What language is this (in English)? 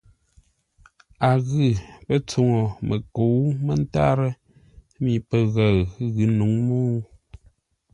Ngombale